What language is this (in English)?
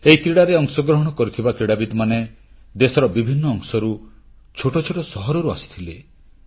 Odia